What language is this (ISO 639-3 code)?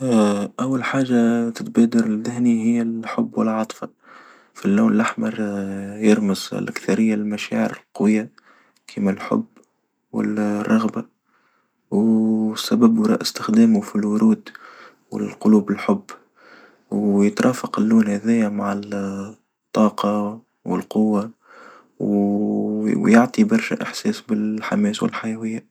aeb